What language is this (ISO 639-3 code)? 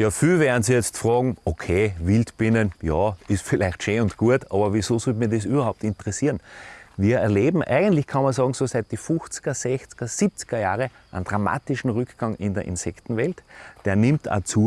deu